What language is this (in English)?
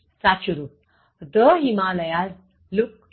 Gujarati